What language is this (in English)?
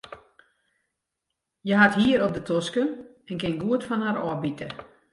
Western Frisian